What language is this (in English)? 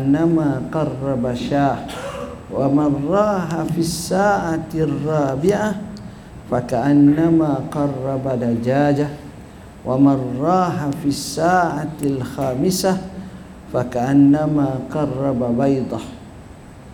Malay